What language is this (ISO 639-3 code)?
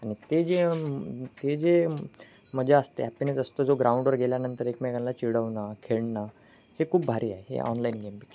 mar